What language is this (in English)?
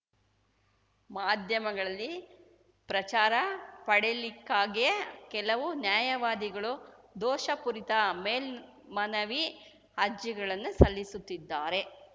Kannada